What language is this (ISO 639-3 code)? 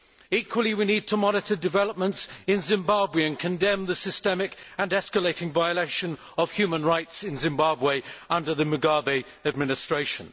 eng